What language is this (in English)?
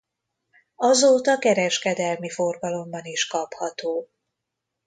Hungarian